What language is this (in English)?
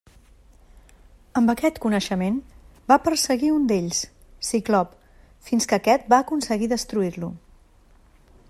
Catalan